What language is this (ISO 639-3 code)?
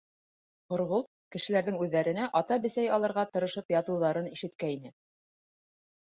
bak